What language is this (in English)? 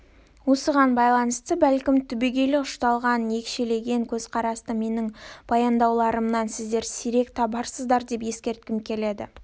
Kazakh